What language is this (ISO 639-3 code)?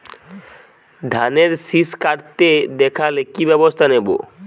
ben